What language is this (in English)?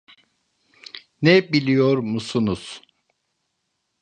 Turkish